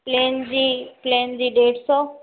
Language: Sindhi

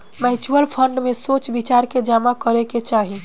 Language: Bhojpuri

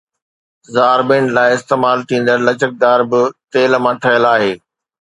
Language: Sindhi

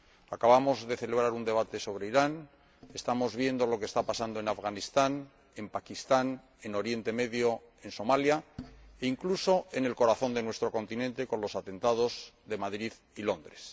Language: Spanish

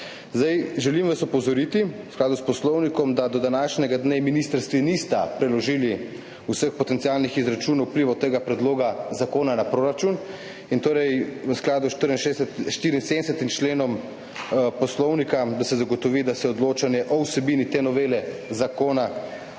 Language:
Slovenian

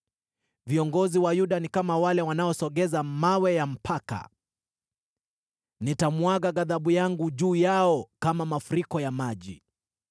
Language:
Swahili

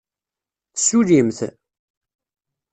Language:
Kabyle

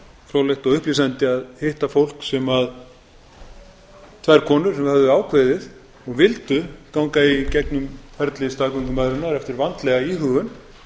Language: Icelandic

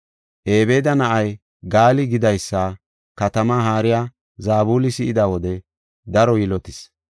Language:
Gofa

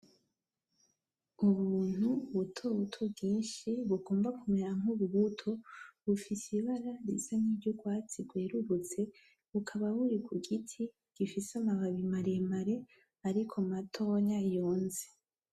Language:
Rundi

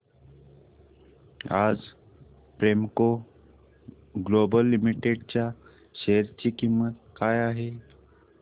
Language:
Marathi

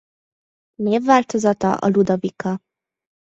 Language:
Hungarian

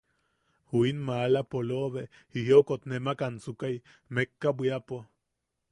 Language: Yaqui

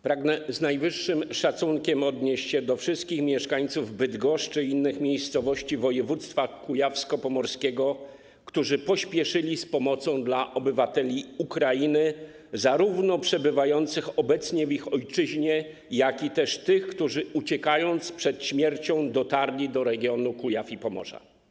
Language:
Polish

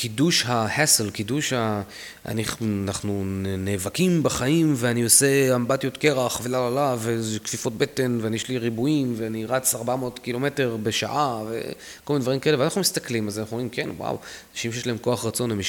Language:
Hebrew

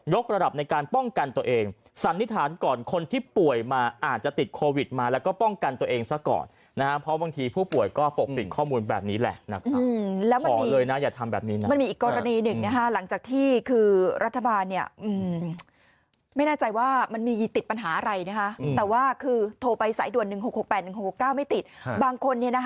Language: Thai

